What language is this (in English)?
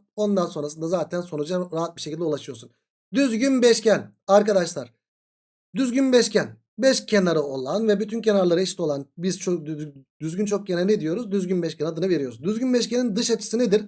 Turkish